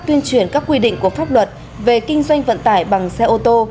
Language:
Vietnamese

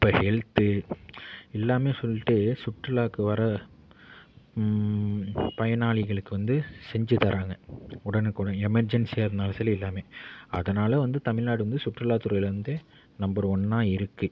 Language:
Tamil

